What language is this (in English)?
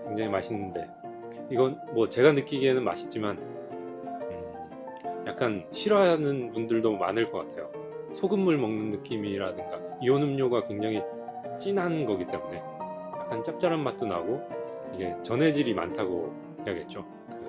Korean